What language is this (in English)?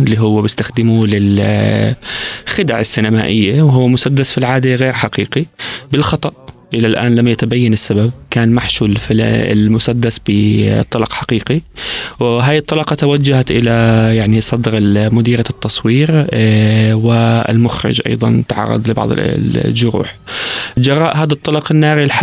Arabic